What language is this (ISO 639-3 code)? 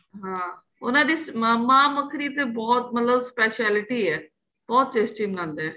pan